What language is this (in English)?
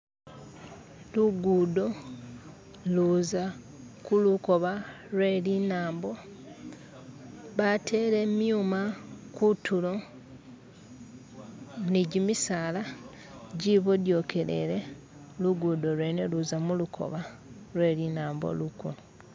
Masaaba